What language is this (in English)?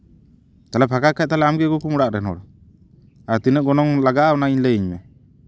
Santali